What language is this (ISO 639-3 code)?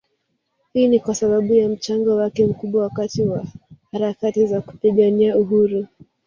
swa